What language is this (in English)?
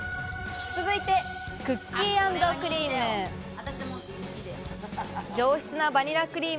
Japanese